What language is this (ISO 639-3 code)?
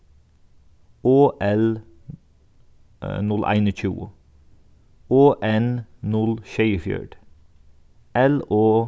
fao